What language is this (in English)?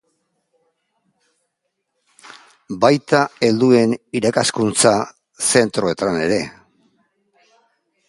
Basque